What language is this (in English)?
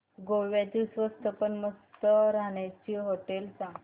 Marathi